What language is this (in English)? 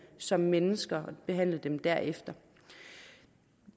Danish